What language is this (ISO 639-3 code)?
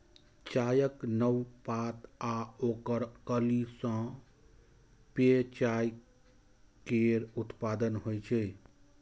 mai